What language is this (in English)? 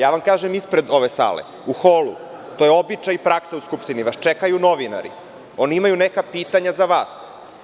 Serbian